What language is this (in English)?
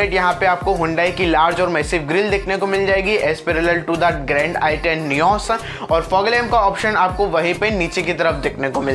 Hindi